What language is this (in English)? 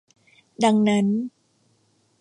Thai